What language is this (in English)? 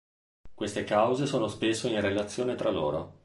Italian